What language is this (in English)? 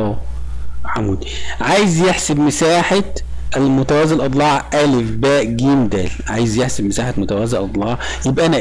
Arabic